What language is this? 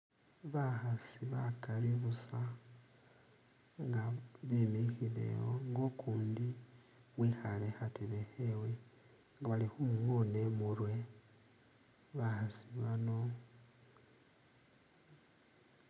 Masaaba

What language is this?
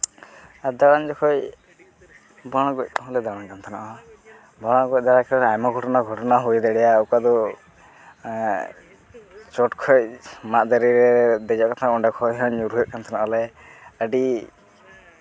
Santali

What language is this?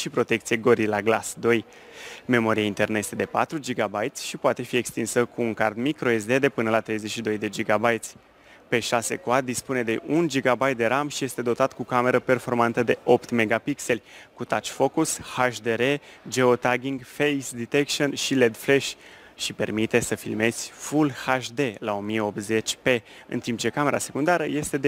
Romanian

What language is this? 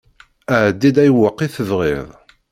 Kabyle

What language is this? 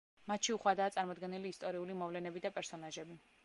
Georgian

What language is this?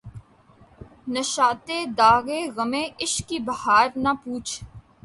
Urdu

